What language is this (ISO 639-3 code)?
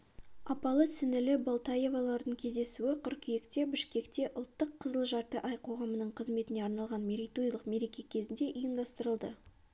kaz